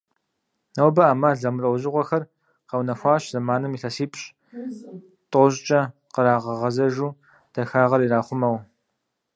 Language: Kabardian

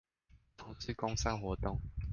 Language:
Chinese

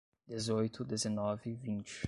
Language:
Portuguese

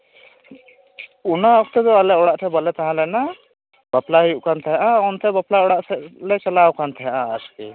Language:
Santali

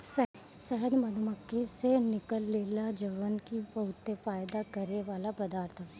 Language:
Bhojpuri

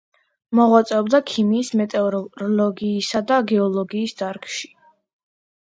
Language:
Georgian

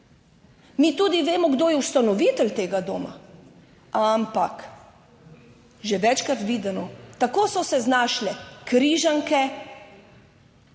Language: Slovenian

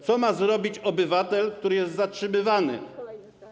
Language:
Polish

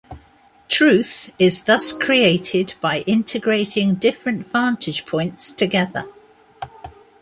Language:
English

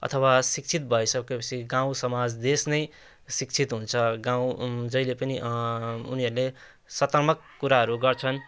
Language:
Nepali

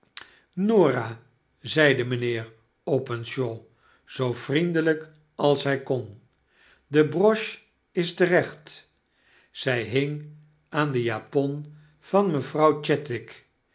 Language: Dutch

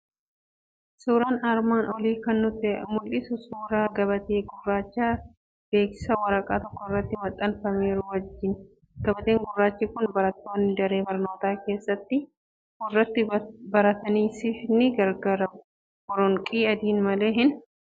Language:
Oromo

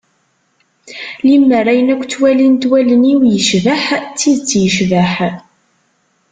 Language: Kabyle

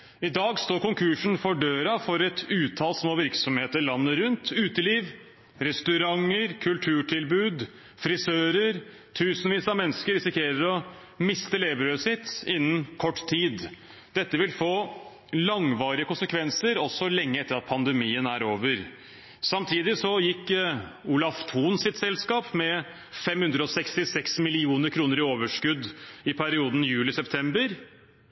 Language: Norwegian Bokmål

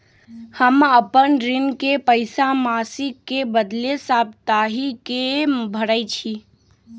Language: Magahi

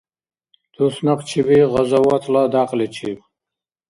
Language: Dargwa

